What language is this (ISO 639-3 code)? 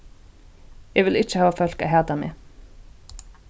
fao